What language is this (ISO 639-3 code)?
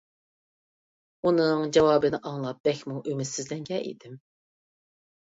uig